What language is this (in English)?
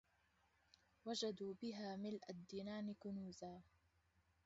Arabic